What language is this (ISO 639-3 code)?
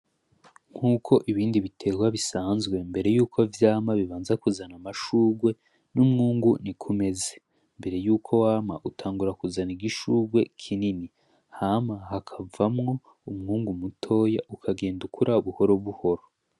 run